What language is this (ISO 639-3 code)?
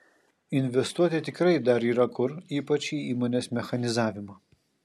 lit